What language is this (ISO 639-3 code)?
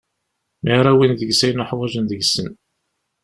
kab